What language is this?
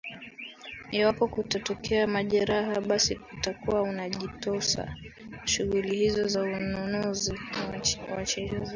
Swahili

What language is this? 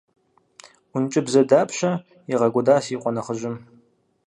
Kabardian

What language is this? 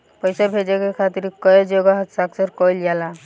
Bhojpuri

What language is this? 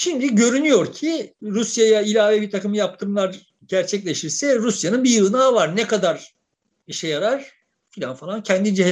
Turkish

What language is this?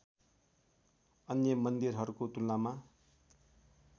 Nepali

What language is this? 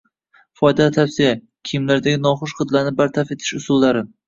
Uzbek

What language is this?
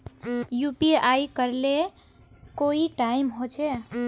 Magahi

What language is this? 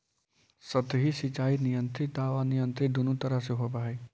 Magahi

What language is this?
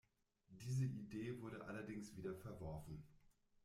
German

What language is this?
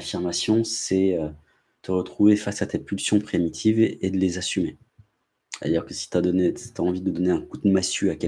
French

